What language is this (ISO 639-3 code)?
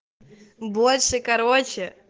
rus